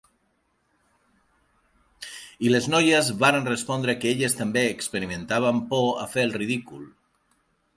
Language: Catalan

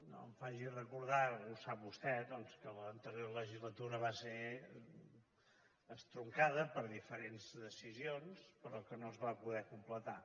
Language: Catalan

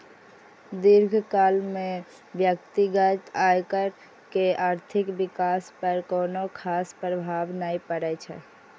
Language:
Maithili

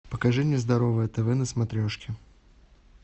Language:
Russian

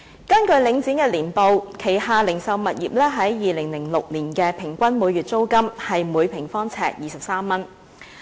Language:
Cantonese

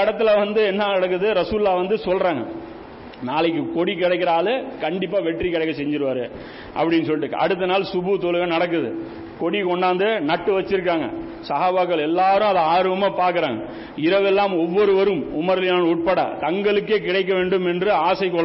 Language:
Tamil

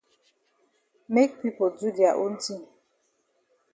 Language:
Cameroon Pidgin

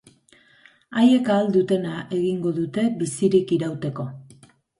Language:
Basque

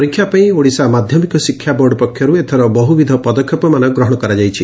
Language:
Odia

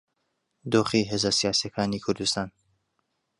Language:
Central Kurdish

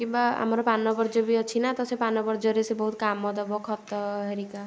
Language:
Odia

